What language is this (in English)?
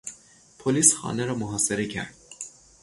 Persian